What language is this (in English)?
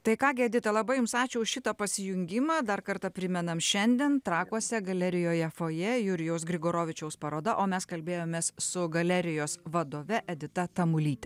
Lithuanian